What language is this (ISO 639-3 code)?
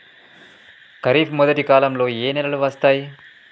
tel